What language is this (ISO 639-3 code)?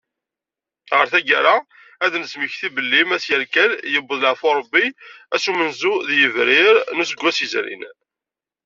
kab